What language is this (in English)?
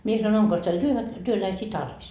Finnish